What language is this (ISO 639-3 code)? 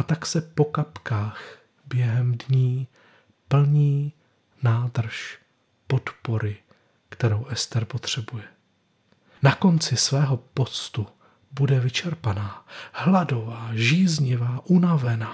ces